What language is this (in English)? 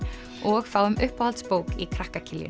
Icelandic